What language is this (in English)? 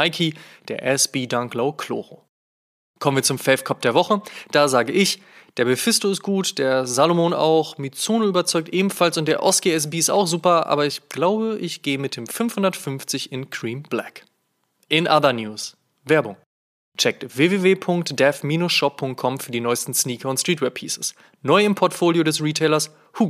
German